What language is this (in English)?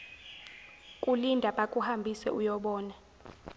Zulu